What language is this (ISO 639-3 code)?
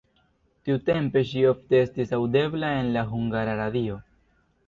epo